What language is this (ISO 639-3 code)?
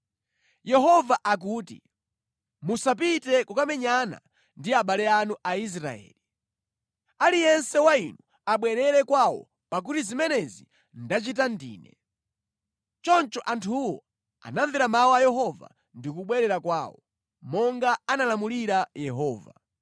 nya